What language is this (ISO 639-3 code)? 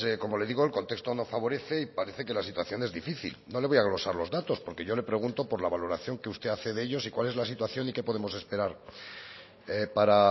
spa